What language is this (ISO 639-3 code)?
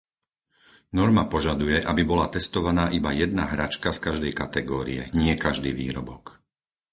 slk